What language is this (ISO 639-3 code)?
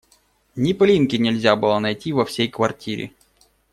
rus